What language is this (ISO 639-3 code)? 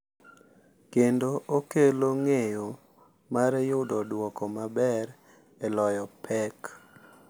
luo